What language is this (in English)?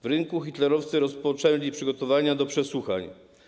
Polish